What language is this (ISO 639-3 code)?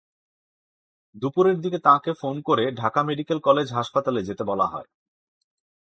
ben